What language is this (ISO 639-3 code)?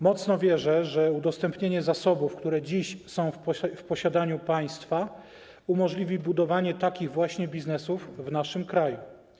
pol